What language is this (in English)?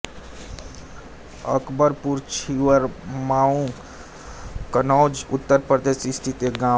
Hindi